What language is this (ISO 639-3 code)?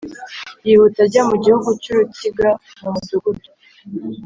kin